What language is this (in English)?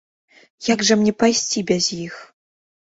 Belarusian